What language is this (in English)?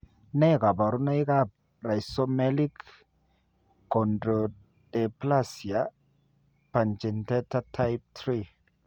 Kalenjin